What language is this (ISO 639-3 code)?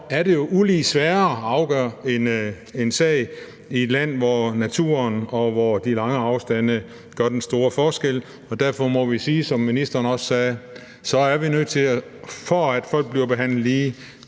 dan